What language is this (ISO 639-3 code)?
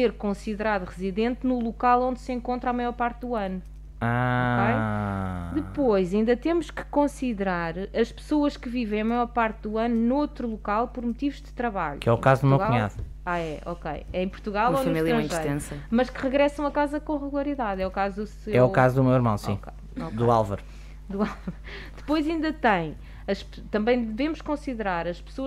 por